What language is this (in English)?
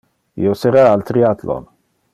Interlingua